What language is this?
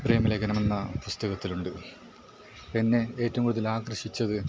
Malayalam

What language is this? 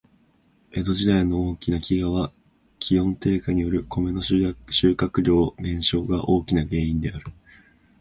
Japanese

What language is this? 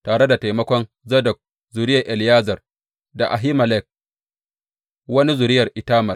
Hausa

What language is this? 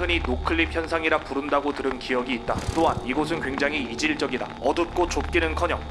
Korean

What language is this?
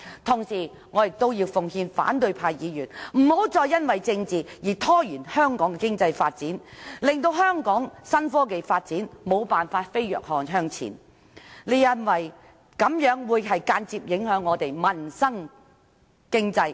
Cantonese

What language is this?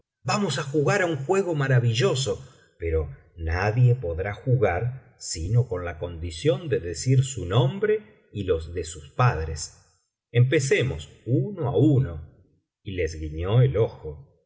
Spanish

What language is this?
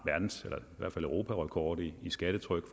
Danish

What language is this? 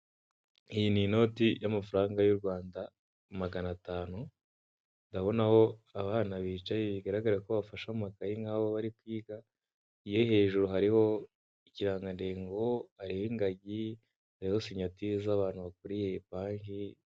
Kinyarwanda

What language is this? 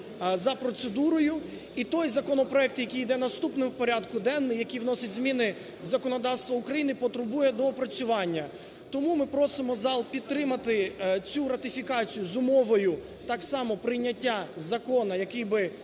Ukrainian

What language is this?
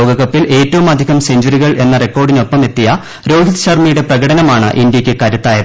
Malayalam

